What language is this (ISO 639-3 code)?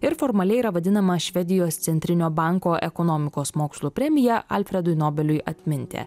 lit